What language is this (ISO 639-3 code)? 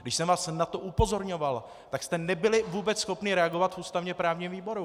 ces